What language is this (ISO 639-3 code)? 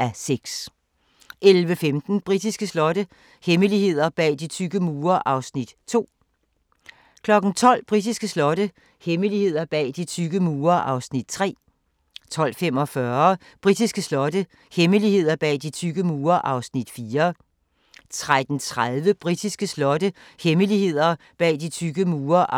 dan